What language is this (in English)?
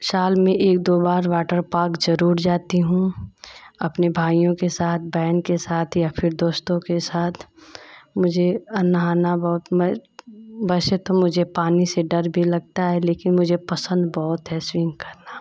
Hindi